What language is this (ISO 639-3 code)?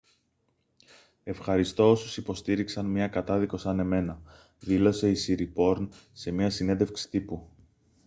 ell